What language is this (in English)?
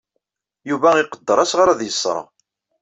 Kabyle